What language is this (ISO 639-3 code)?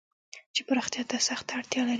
pus